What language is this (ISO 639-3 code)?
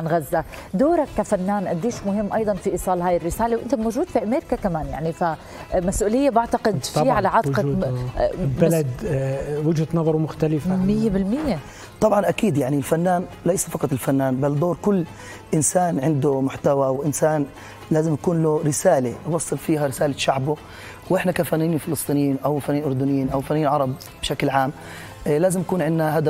ara